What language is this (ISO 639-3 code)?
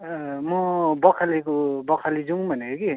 nep